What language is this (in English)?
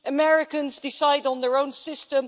English